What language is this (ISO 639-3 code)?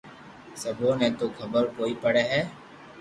lrk